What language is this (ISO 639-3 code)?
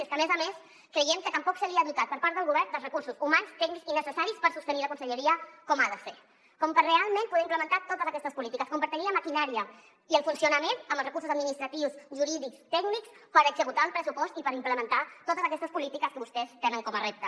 cat